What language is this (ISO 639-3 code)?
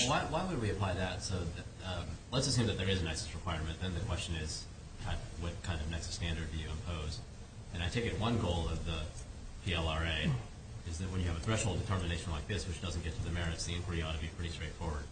eng